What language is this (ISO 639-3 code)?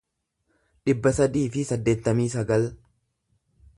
orm